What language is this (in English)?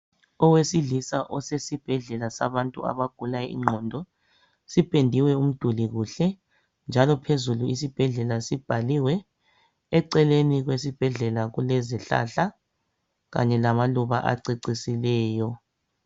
North Ndebele